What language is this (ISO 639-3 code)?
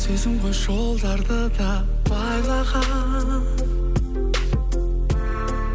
kaz